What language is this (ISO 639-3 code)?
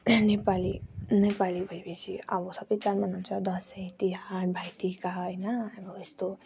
nep